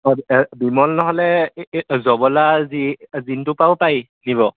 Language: Assamese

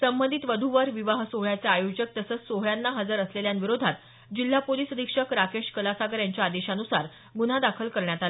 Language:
Marathi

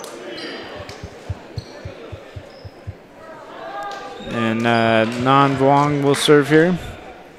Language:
English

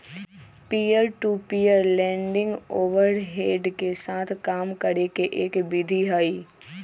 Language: Magahi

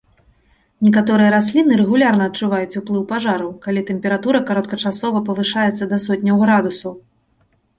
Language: Belarusian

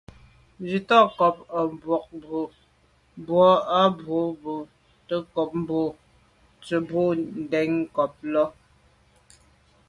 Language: Medumba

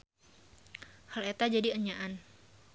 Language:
Sundanese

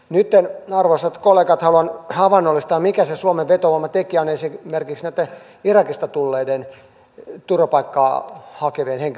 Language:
Finnish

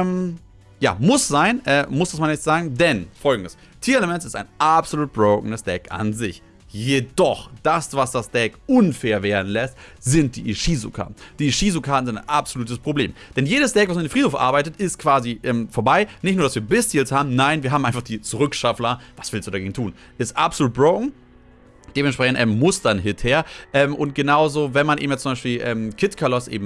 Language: German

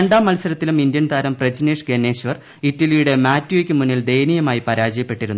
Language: Malayalam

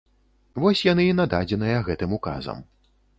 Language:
Belarusian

